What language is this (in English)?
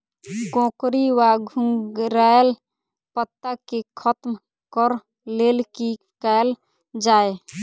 Maithili